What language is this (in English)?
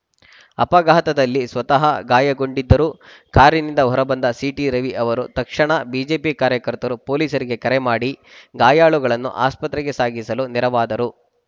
Kannada